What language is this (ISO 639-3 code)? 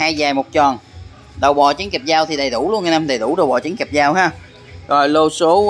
vie